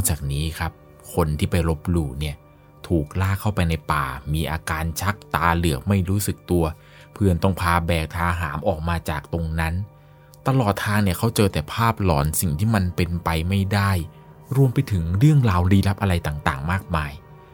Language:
Thai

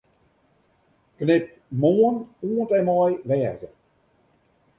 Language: Western Frisian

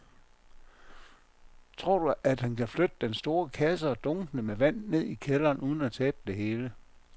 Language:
Danish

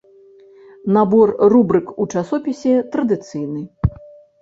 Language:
Belarusian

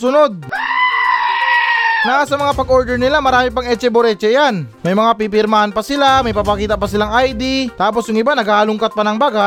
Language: Filipino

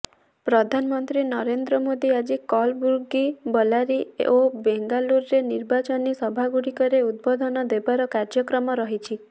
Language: Odia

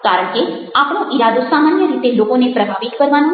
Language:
Gujarati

